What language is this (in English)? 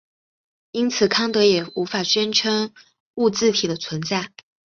Chinese